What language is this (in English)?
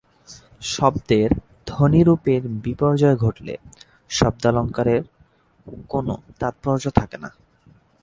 Bangla